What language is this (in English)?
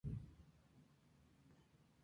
Spanish